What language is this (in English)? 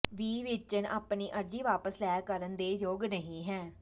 Punjabi